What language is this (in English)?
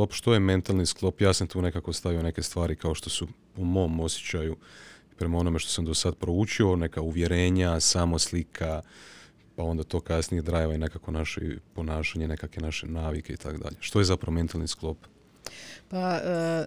Croatian